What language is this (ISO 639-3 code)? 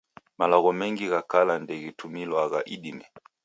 dav